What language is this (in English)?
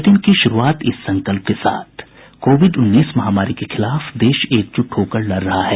Hindi